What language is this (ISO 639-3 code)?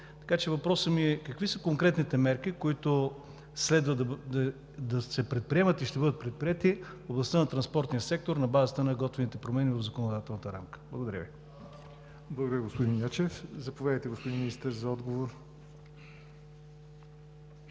bul